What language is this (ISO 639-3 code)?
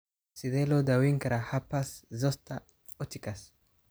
som